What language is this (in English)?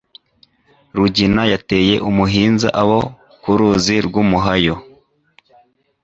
Kinyarwanda